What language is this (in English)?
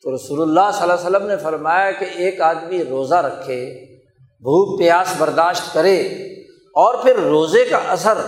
Urdu